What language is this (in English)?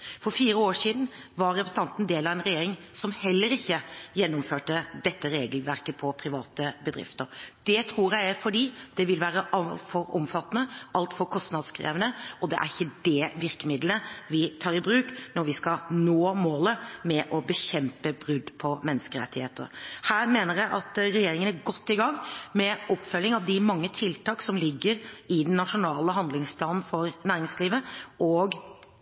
Norwegian Bokmål